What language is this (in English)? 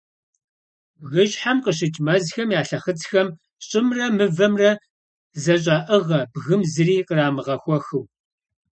Kabardian